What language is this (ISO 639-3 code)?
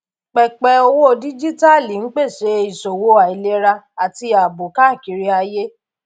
yor